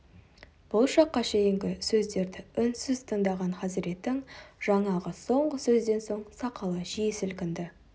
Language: Kazakh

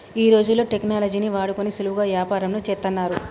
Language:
Telugu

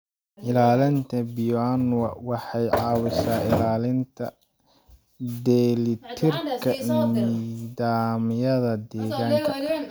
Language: Somali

